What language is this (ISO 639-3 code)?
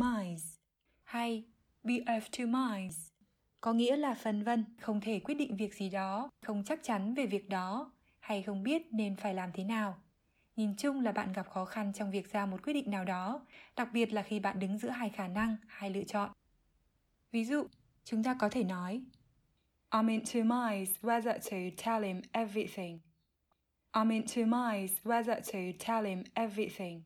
vie